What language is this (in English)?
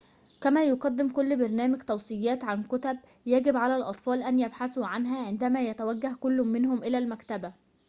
Arabic